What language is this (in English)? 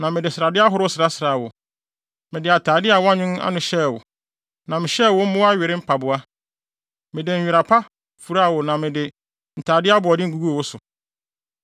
Akan